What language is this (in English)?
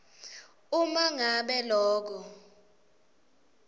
Swati